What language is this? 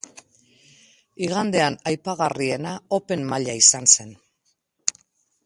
Basque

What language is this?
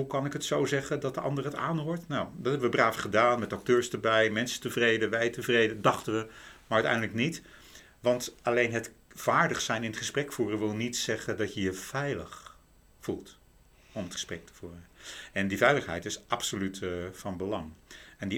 Dutch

